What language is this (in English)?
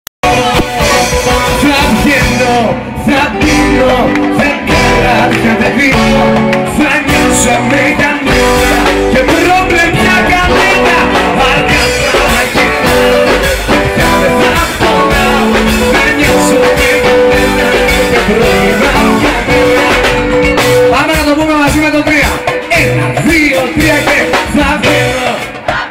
Greek